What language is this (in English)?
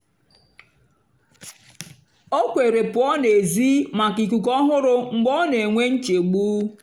Igbo